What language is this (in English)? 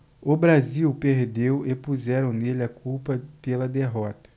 Portuguese